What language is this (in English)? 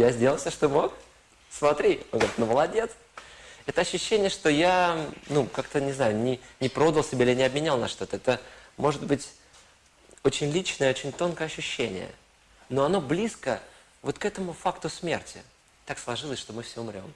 Russian